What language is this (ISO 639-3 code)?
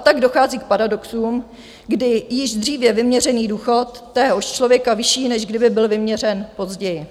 ces